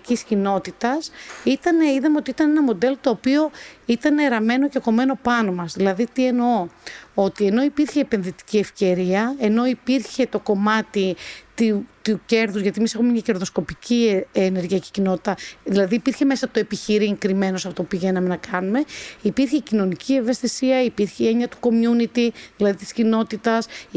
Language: Greek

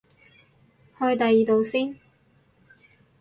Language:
Cantonese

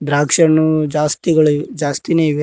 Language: Kannada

